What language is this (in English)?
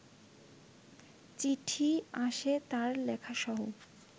Bangla